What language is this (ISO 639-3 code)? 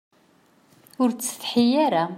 kab